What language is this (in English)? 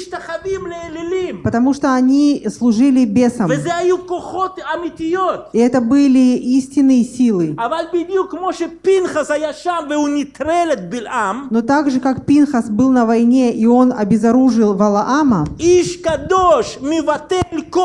Russian